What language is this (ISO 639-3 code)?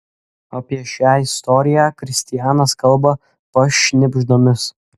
lit